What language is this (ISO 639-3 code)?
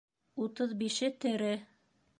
bak